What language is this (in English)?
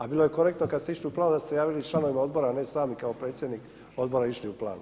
Croatian